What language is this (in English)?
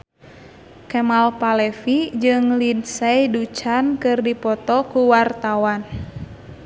Sundanese